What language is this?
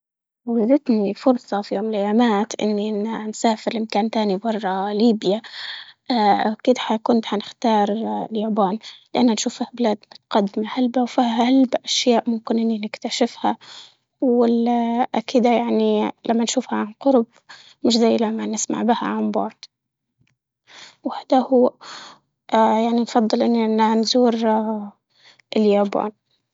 Libyan Arabic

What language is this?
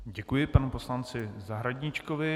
Czech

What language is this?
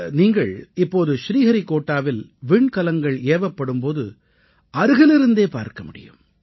Tamil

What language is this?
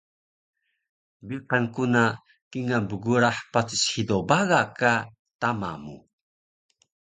Taroko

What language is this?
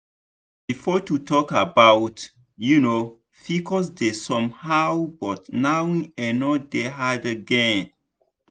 Nigerian Pidgin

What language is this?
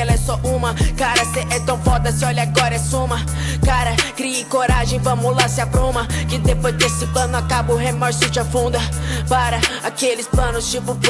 Portuguese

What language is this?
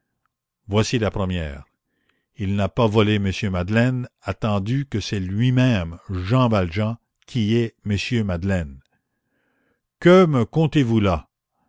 French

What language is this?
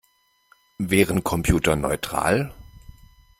German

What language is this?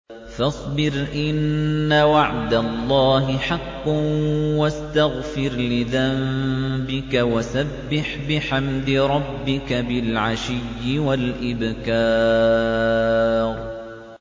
Arabic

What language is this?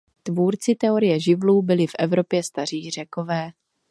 Czech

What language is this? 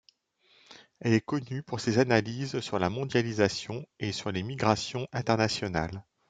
French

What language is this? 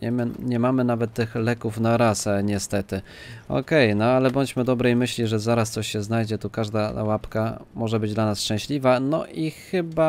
Polish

